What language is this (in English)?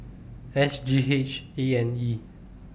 English